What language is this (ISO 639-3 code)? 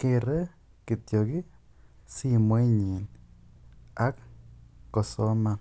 kln